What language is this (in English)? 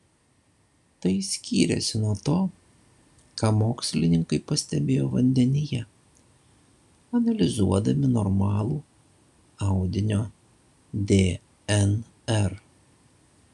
Lithuanian